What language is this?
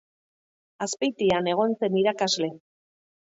Basque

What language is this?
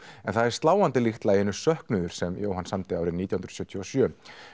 Icelandic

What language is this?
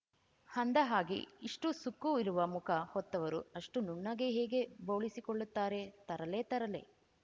Kannada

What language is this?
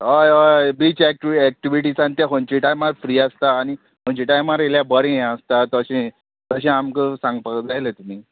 Konkani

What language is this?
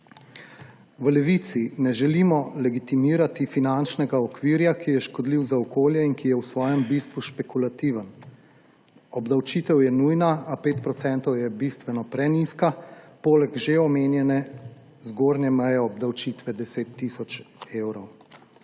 Slovenian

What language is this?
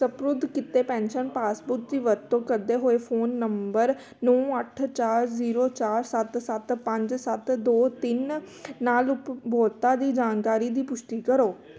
Punjabi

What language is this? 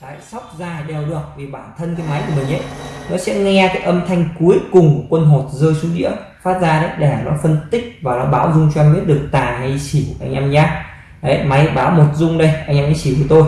Vietnamese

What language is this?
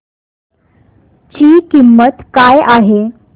Marathi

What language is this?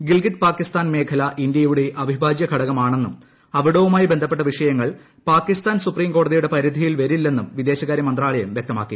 Malayalam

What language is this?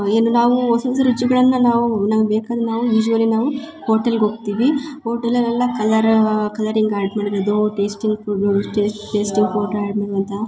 Kannada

